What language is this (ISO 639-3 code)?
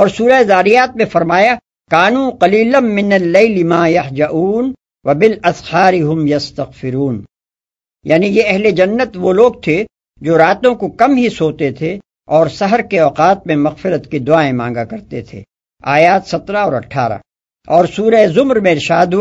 urd